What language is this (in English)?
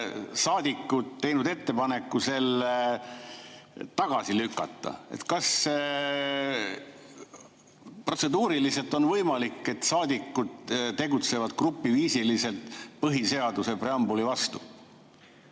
Estonian